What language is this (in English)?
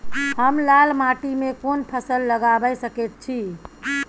Maithili